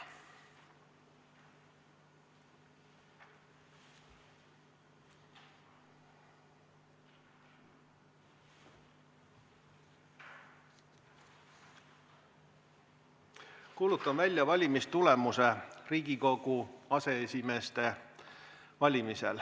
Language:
Estonian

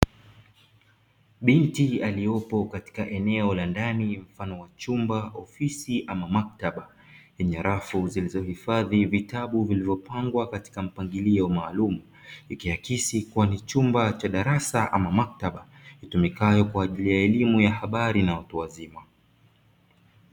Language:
Swahili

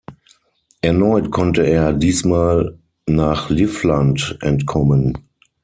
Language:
German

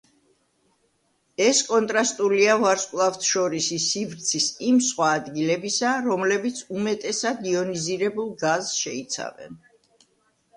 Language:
Georgian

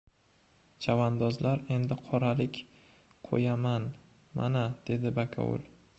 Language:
Uzbek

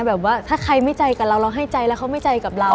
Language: Thai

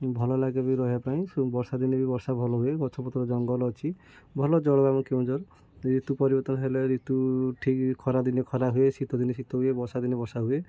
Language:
Odia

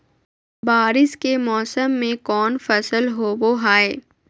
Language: Magahi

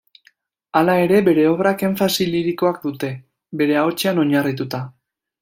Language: Basque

